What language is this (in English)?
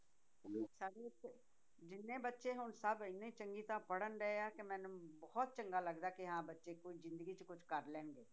Punjabi